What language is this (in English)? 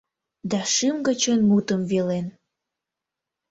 Mari